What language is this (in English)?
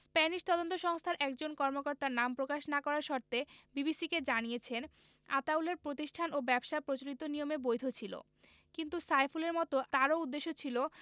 Bangla